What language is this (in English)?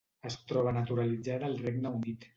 Catalan